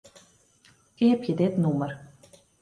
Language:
Western Frisian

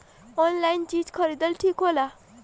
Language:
Bhojpuri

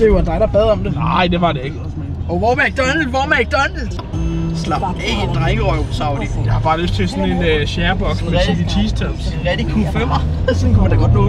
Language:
Danish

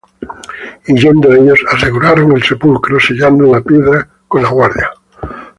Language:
Spanish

